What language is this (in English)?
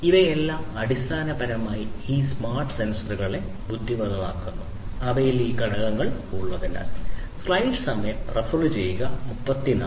Malayalam